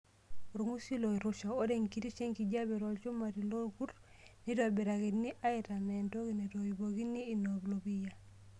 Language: Masai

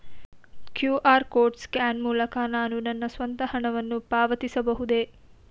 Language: Kannada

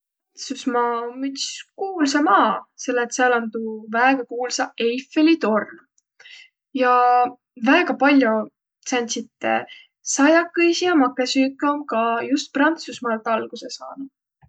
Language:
Võro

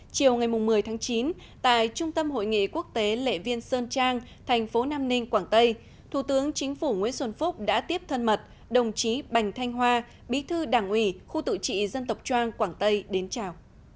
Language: Vietnamese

